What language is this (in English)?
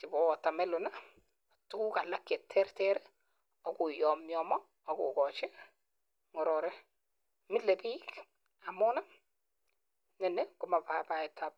Kalenjin